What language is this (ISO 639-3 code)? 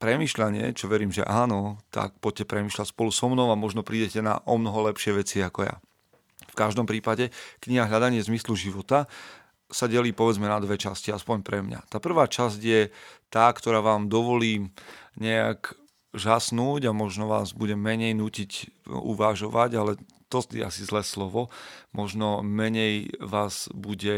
slk